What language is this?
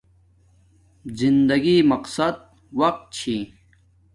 Domaaki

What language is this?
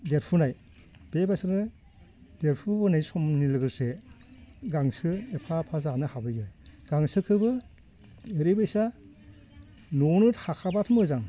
Bodo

